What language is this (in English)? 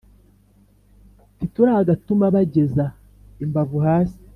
Kinyarwanda